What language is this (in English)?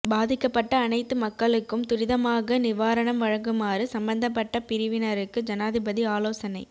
Tamil